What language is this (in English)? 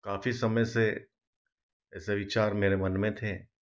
Hindi